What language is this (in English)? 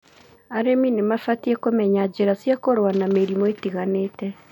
Kikuyu